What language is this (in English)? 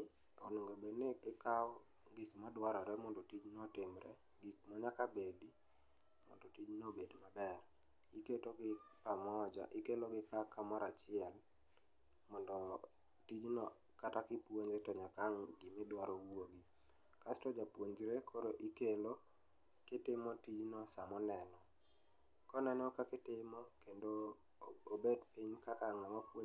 Luo (Kenya and Tanzania)